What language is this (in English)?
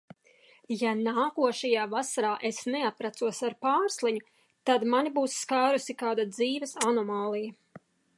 Latvian